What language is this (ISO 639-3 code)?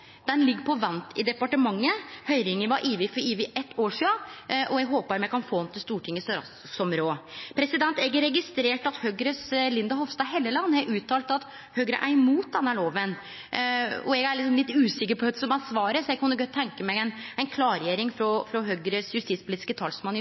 nno